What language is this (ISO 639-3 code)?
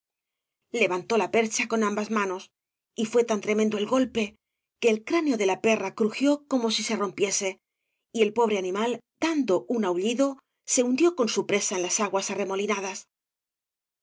spa